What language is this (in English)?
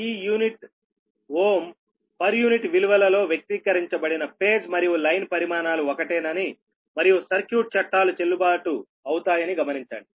Telugu